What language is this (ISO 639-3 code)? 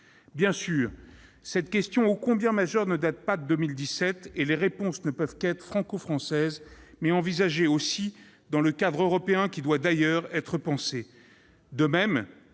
fra